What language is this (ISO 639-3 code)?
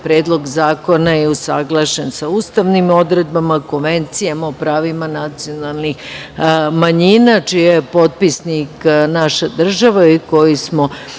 srp